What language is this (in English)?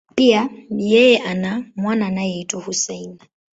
Swahili